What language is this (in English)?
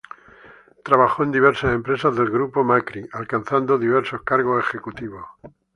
Spanish